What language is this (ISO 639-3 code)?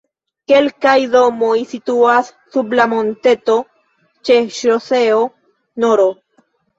epo